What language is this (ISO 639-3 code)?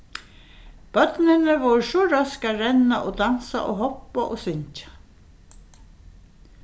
fao